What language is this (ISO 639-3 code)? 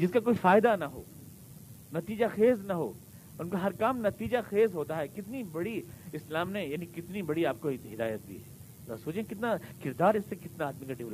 urd